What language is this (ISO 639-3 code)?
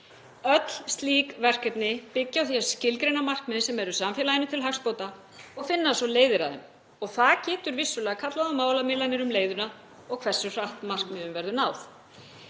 isl